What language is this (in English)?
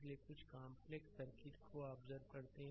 Hindi